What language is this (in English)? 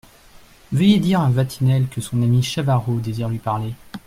French